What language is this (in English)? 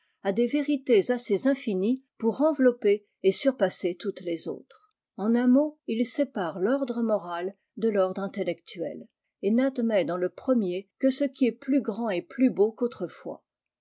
French